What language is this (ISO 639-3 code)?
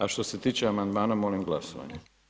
hrv